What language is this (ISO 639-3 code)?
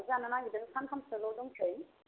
brx